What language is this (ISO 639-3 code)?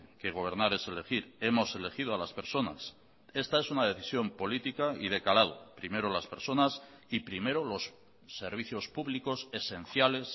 spa